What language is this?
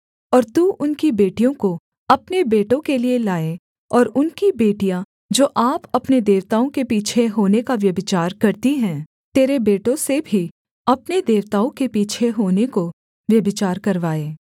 Hindi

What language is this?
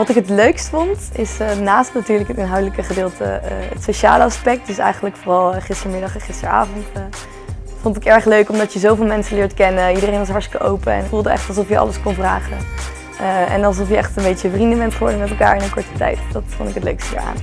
Dutch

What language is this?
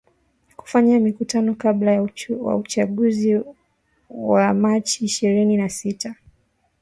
Swahili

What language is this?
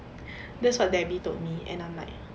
English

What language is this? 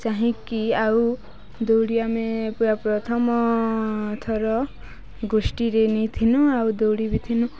Odia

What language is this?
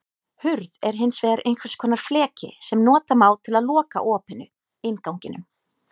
Icelandic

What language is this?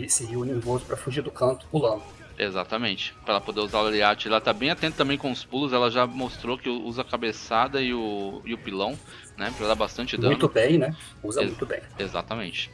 Portuguese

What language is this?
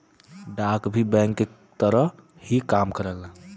Bhojpuri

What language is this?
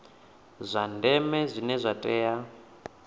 Venda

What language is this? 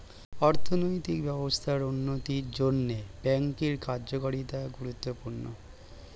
Bangla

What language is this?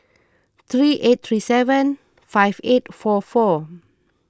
English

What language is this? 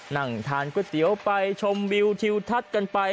Thai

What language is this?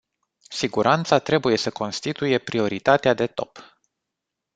Romanian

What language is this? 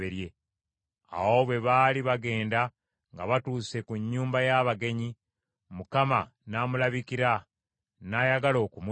Ganda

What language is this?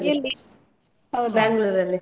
Kannada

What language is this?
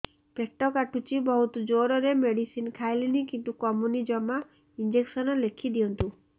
Odia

